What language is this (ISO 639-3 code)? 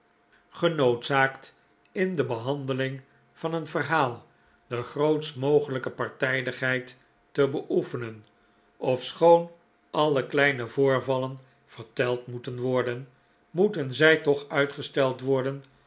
nld